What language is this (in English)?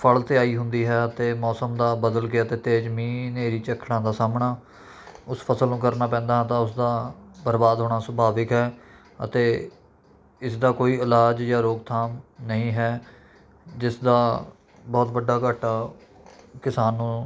Punjabi